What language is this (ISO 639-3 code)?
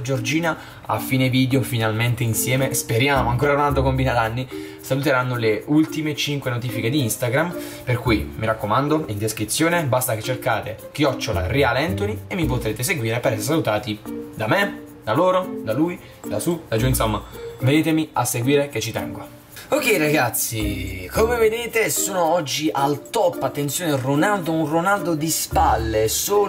ita